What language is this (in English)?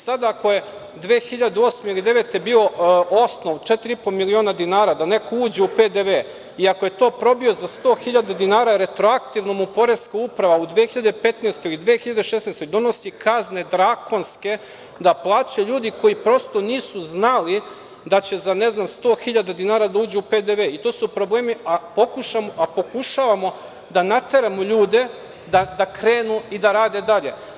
Serbian